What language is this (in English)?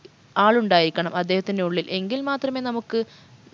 Malayalam